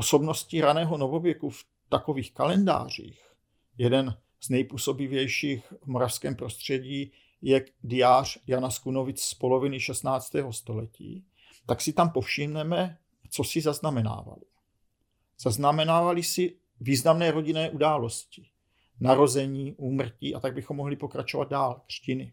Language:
Czech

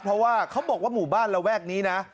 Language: Thai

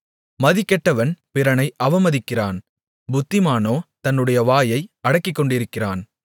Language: Tamil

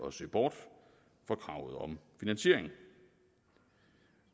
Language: Danish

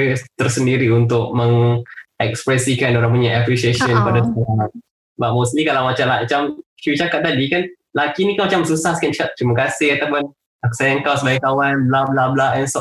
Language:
Malay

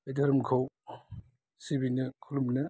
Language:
Bodo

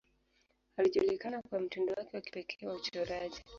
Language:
Swahili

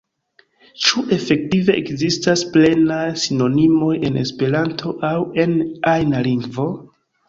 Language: Esperanto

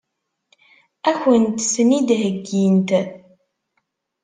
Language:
Kabyle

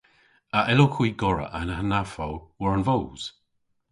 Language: Cornish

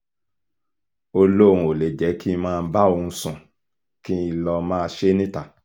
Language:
Yoruba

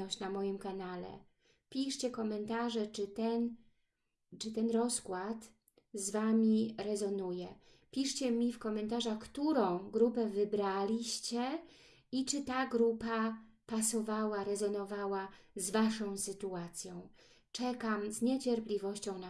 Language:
Polish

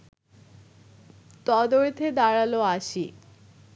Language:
Bangla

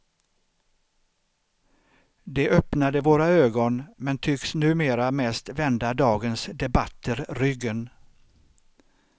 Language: Swedish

